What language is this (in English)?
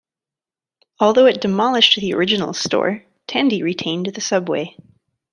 English